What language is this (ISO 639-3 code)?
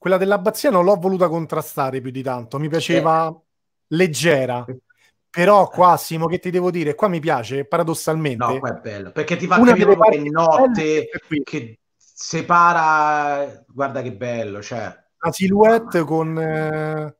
ita